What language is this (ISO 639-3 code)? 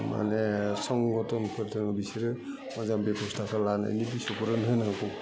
brx